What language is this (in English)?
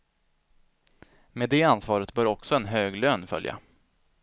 Swedish